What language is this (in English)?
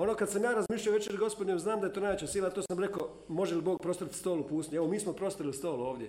Croatian